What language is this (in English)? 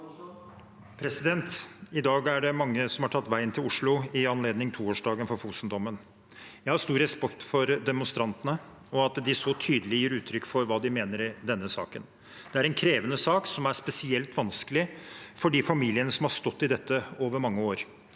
Norwegian